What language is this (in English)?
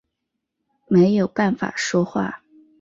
Chinese